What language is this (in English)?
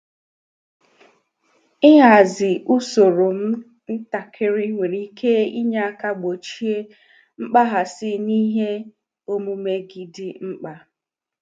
Igbo